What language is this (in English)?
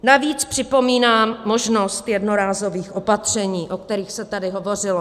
Czech